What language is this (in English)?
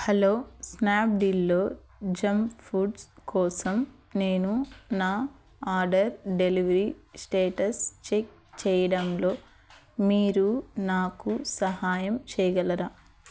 Telugu